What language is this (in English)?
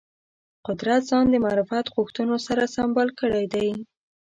Pashto